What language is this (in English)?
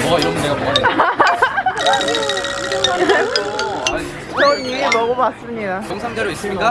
Korean